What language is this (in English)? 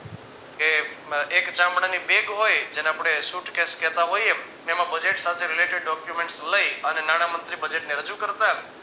Gujarati